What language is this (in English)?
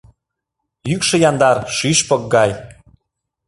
Mari